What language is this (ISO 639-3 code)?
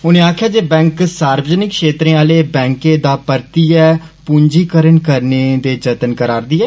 doi